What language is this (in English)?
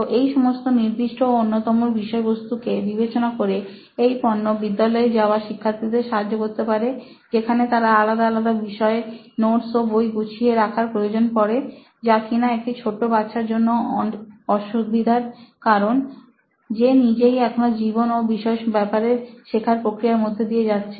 Bangla